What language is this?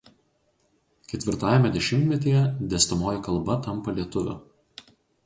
Lithuanian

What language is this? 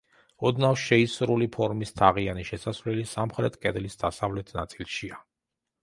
Georgian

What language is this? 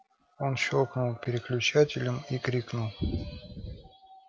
Russian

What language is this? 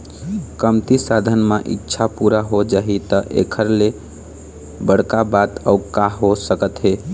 Chhattisgarhi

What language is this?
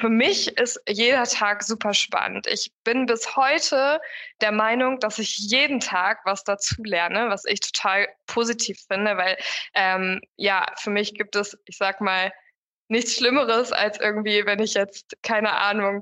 German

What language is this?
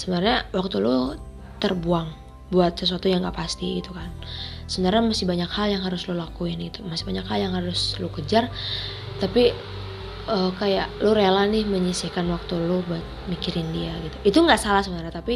Indonesian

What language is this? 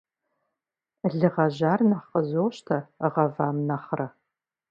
Kabardian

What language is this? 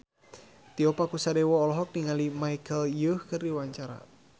Sundanese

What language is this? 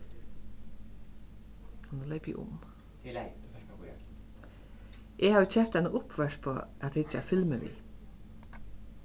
Faroese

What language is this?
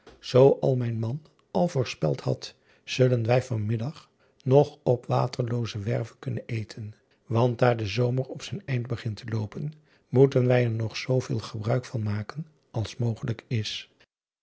Dutch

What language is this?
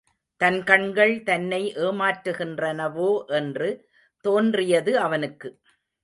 Tamil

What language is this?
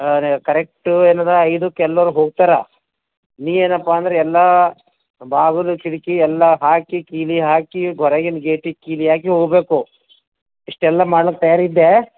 Kannada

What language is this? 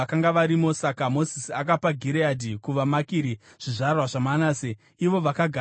Shona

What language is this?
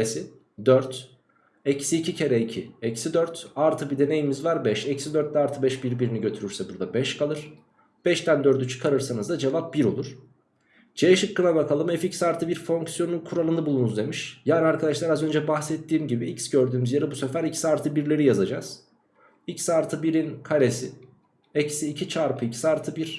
Turkish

